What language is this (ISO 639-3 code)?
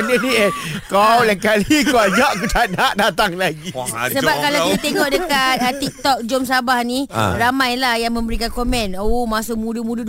msa